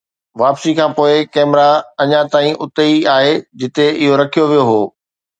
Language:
Sindhi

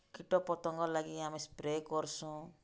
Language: Odia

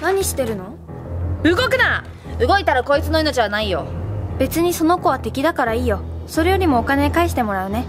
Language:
Japanese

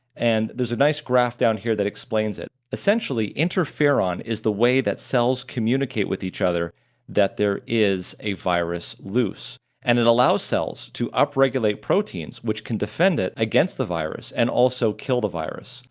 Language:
English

